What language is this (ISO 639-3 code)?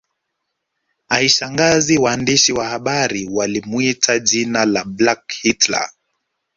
swa